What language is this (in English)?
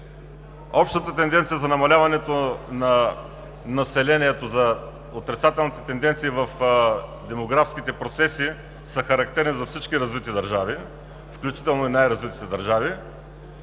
Bulgarian